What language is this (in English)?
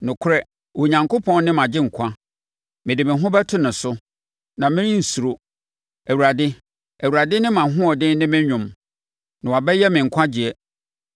Akan